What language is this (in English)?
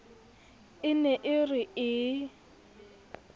Southern Sotho